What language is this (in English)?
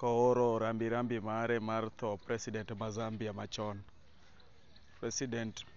Luo (Kenya and Tanzania)